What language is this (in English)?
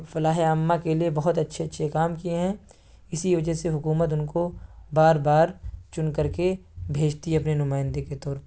Urdu